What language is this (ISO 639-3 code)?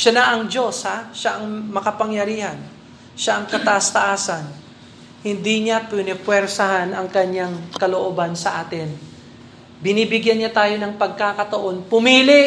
fil